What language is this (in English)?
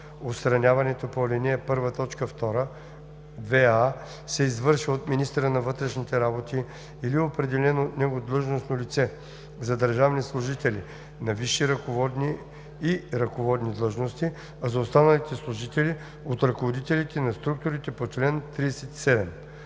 Bulgarian